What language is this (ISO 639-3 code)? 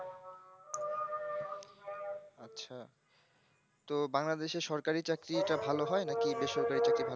ben